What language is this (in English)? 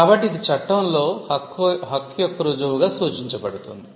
Telugu